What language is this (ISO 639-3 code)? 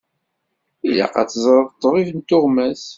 kab